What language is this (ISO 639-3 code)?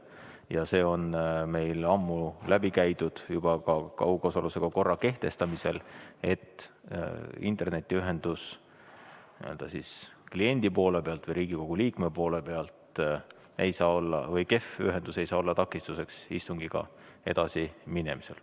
est